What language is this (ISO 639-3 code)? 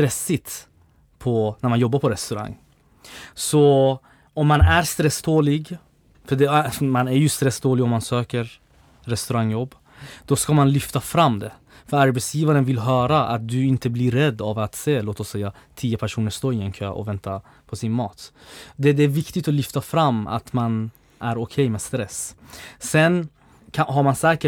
swe